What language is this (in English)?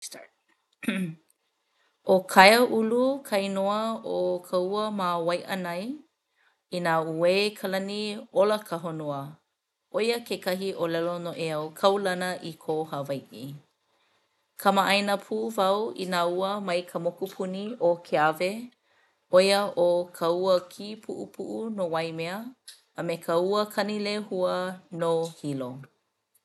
Hawaiian